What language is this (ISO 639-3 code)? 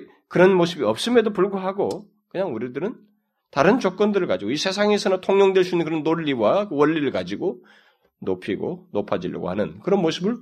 kor